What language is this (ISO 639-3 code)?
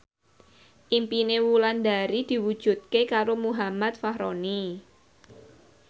jav